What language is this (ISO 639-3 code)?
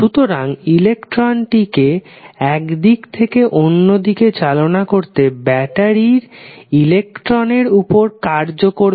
ben